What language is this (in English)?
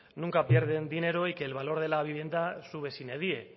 Spanish